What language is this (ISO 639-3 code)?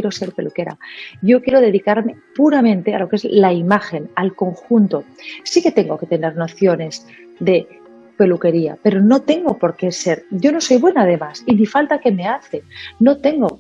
spa